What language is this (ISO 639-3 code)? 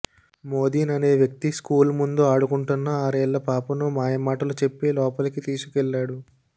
tel